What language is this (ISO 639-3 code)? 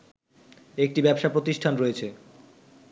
ben